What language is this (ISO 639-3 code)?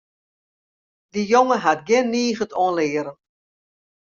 fry